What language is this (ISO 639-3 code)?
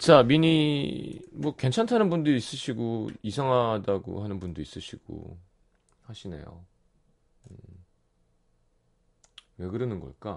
kor